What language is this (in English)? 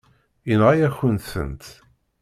Kabyle